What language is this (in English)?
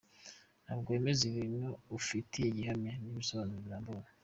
Kinyarwanda